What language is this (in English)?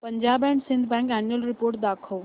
Marathi